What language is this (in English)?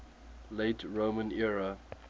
English